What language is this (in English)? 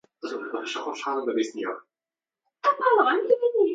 Central Kurdish